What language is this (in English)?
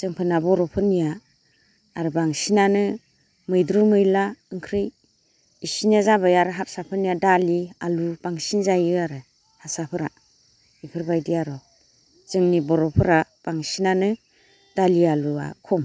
Bodo